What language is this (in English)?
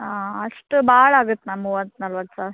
Kannada